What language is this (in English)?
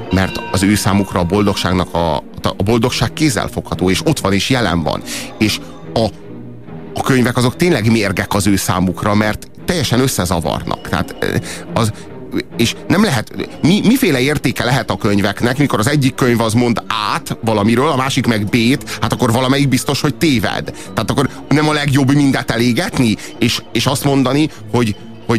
Hungarian